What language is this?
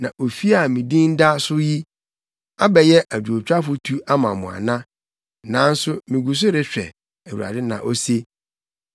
Akan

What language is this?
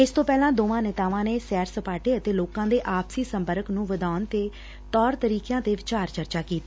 Punjabi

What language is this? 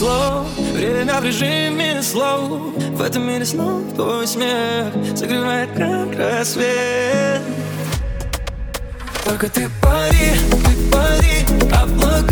Russian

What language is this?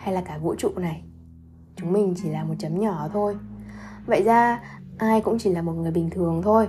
Vietnamese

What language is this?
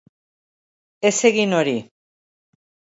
Basque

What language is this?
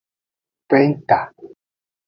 Aja (Benin)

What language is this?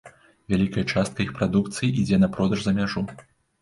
Belarusian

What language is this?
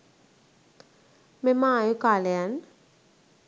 Sinhala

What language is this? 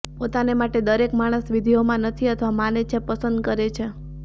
Gujarati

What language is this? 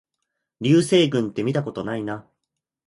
Japanese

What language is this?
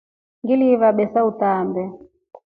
Rombo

